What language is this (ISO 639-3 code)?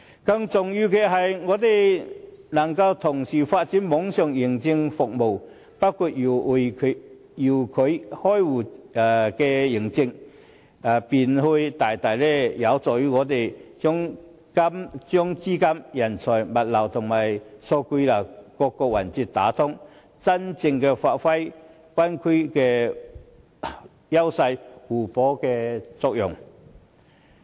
yue